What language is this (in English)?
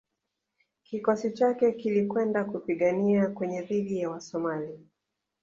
Swahili